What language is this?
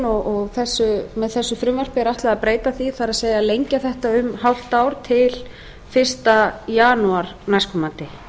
Icelandic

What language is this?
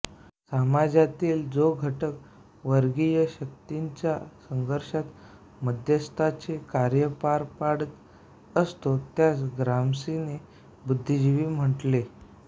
Marathi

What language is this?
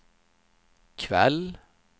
Swedish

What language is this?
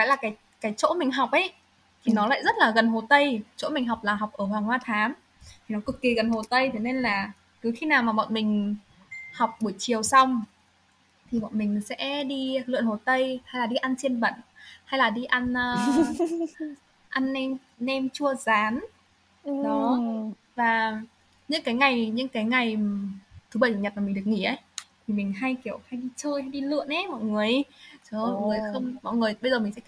Vietnamese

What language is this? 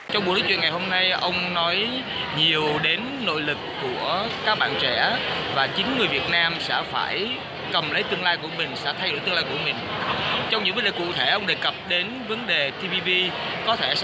Vietnamese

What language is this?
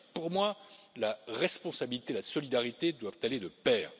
French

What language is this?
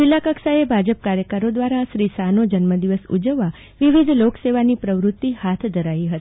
Gujarati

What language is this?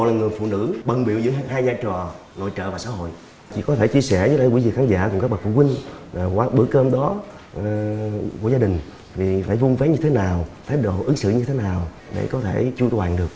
Vietnamese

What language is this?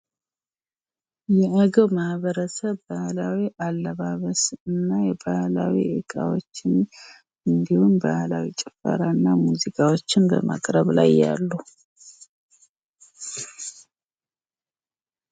Amharic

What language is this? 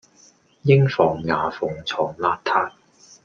Cantonese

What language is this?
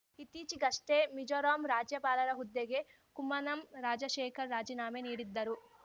Kannada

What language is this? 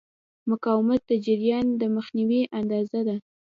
Pashto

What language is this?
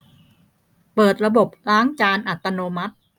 Thai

